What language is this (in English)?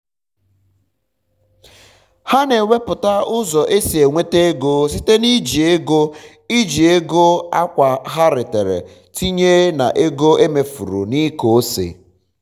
Igbo